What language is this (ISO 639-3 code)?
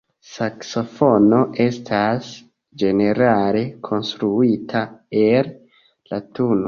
epo